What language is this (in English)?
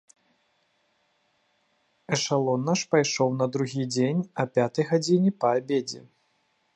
Belarusian